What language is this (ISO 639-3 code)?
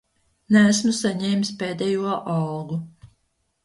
lav